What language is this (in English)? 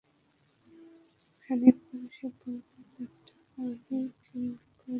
Bangla